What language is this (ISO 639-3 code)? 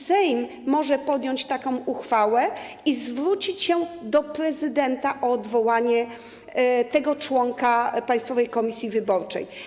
pol